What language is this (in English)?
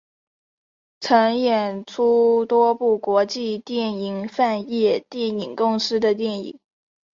Chinese